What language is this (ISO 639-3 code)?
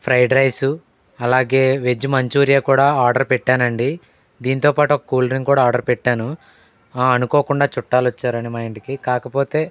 tel